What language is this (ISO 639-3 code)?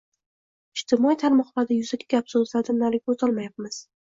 uzb